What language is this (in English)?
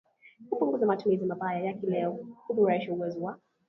Swahili